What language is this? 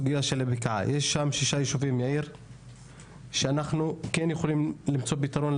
Hebrew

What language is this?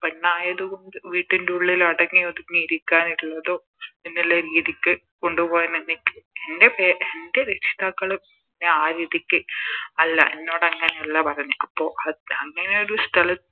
Malayalam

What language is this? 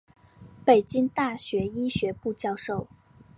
Chinese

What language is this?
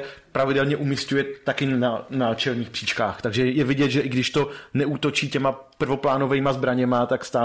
Czech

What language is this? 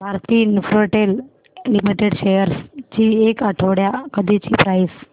Marathi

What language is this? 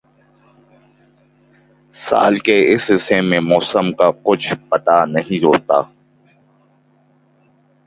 Urdu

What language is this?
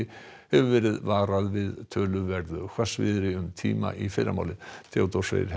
Icelandic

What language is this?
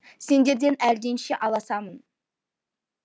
Kazakh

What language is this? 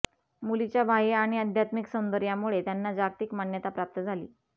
Marathi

